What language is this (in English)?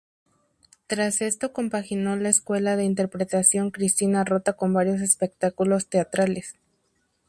Spanish